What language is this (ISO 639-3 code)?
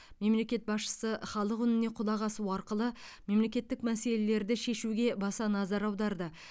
kaz